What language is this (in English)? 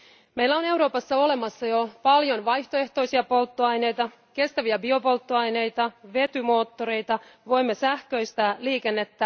Finnish